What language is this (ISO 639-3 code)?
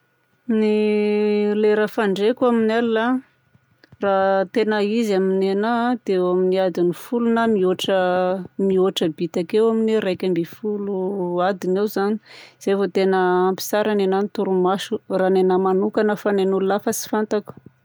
bzc